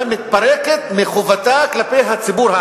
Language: Hebrew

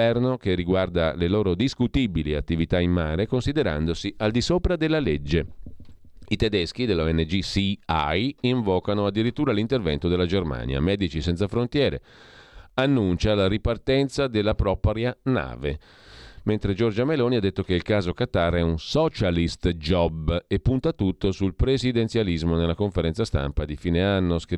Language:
Italian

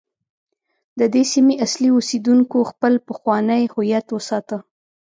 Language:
Pashto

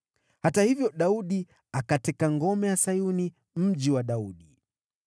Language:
Swahili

